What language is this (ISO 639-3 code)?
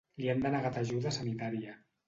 cat